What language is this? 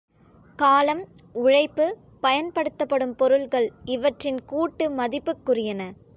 Tamil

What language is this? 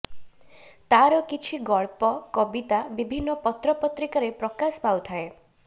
Odia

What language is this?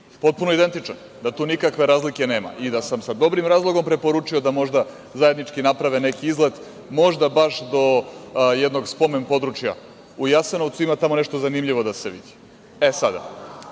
Serbian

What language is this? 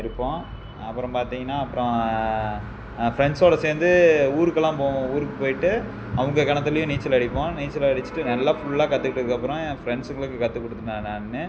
Tamil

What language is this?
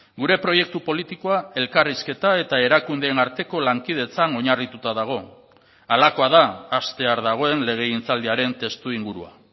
Basque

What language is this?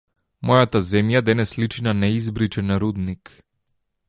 Macedonian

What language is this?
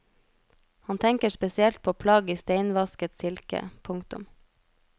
Norwegian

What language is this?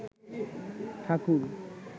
Bangla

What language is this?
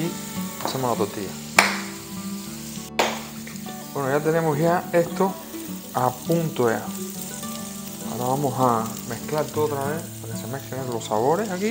Spanish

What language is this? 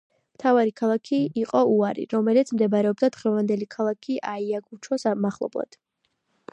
Georgian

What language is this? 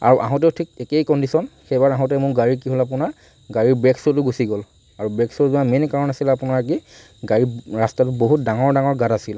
Assamese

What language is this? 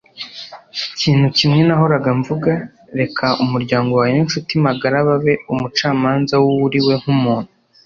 Kinyarwanda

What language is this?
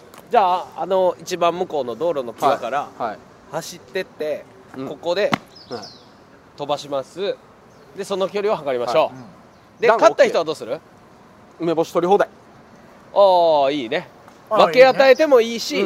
Japanese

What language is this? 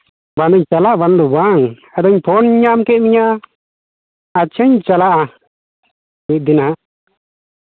Santali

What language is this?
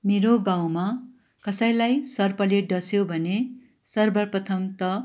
Nepali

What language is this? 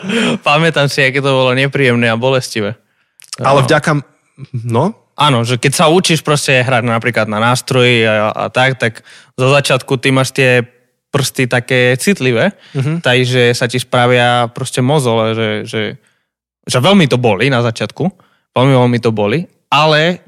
Slovak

